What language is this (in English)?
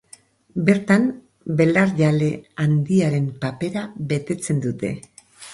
Basque